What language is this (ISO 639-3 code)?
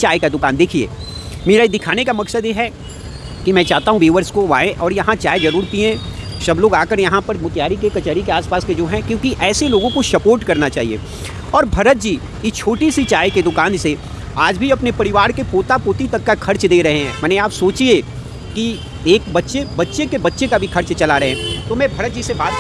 hin